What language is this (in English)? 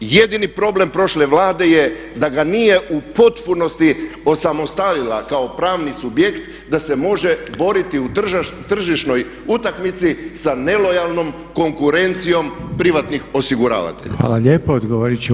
Croatian